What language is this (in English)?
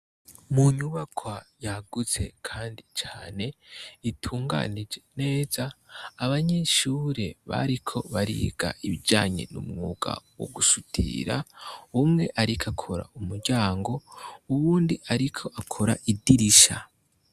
Rundi